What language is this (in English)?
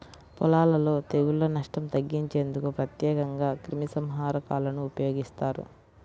Telugu